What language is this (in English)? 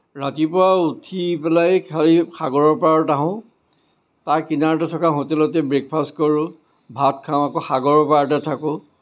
Assamese